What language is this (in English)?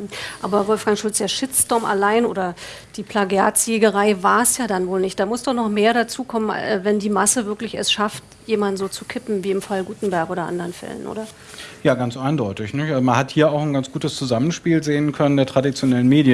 German